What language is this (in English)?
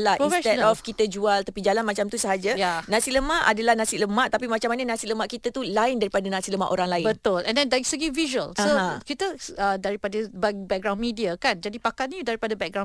Malay